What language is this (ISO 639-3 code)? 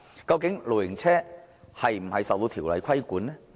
yue